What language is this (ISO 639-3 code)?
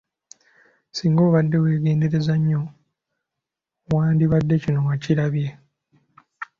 lug